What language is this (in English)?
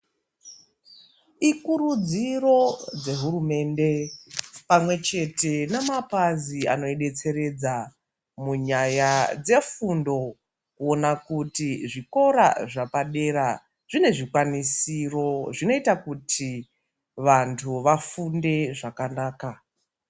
Ndau